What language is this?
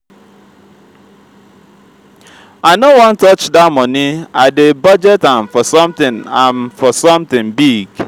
Nigerian Pidgin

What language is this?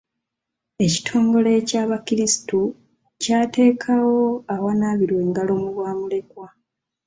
Ganda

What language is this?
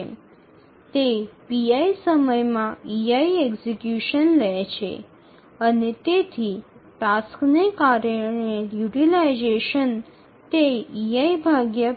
Bangla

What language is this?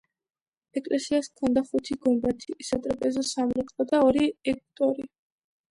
Georgian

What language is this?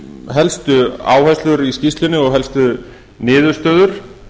Icelandic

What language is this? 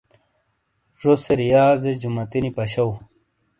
Shina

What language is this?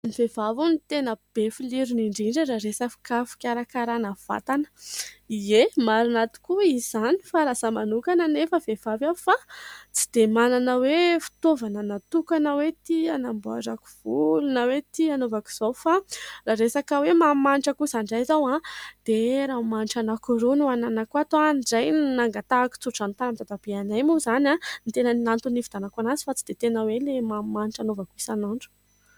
Malagasy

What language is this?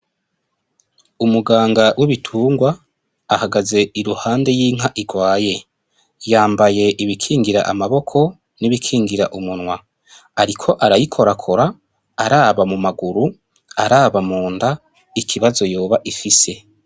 Rundi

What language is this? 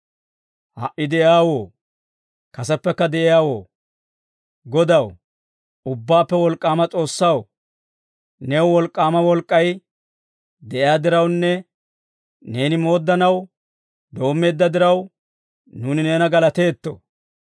Dawro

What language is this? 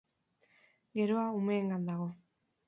Basque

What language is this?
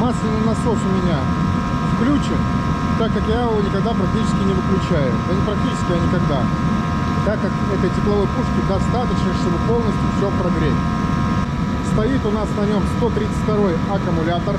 Russian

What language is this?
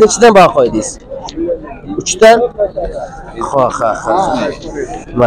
Turkish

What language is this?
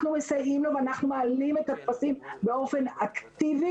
Hebrew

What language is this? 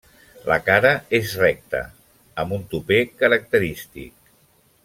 Catalan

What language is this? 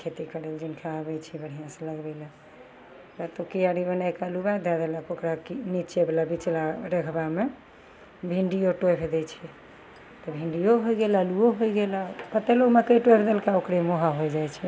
Maithili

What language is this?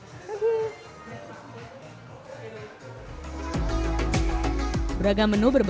Indonesian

